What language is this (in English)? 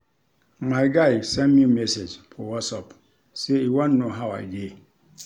Nigerian Pidgin